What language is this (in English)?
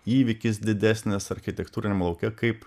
Lithuanian